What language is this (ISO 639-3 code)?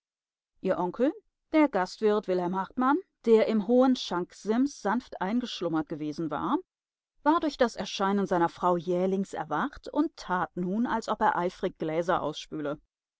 deu